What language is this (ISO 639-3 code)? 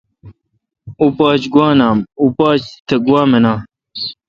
xka